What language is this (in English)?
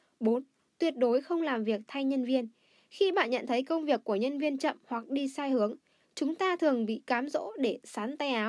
Vietnamese